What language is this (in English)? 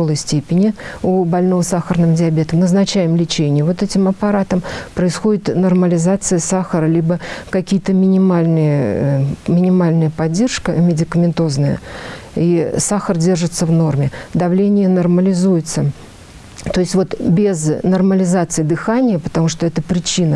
Russian